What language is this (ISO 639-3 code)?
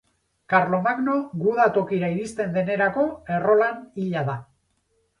eus